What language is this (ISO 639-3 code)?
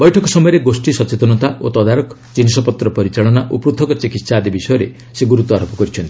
ori